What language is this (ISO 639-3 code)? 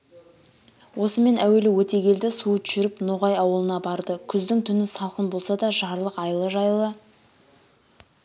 kaz